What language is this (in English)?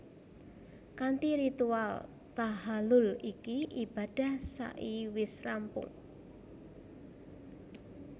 Javanese